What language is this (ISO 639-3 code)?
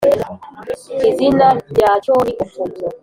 kin